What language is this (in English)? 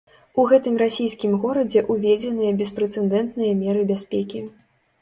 Belarusian